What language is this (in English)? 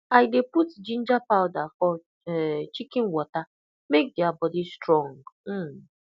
Nigerian Pidgin